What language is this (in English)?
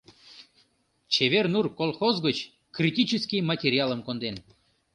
Mari